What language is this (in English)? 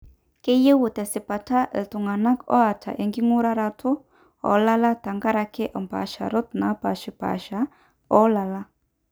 Masai